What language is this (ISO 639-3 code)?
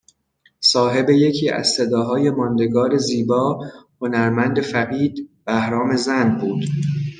fas